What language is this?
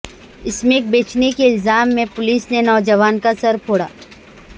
Urdu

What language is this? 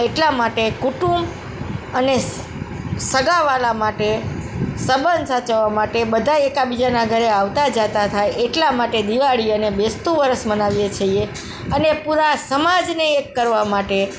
Gujarati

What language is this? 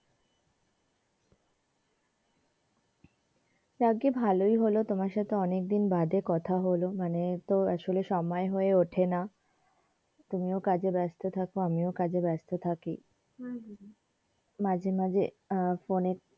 Bangla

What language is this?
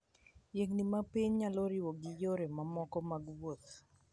Luo (Kenya and Tanzania)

